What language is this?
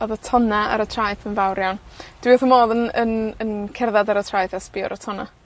Welsh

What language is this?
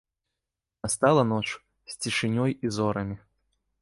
Belarusian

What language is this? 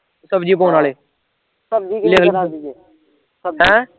Punjabi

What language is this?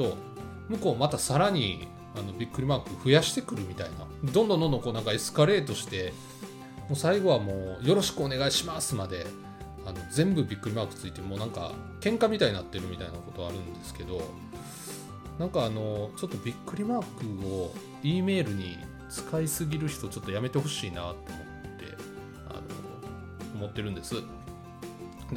Japanese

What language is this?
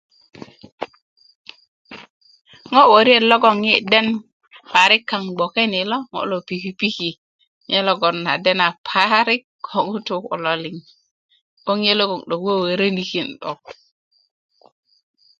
Kuku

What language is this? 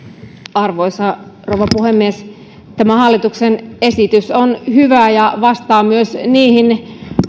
Finnish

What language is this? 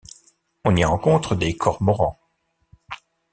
French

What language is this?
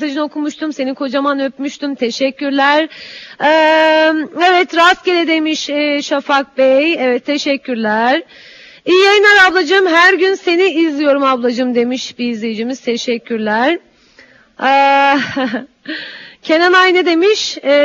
Turkish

